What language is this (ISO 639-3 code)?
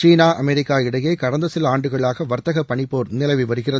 tam